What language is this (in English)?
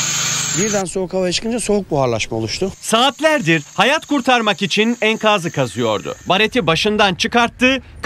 Turkish